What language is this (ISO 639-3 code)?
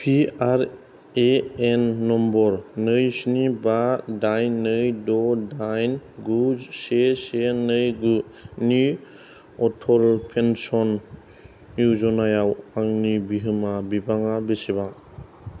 brx